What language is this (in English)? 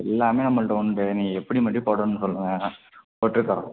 Tamil